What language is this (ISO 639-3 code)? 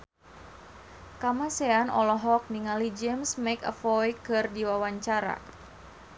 sun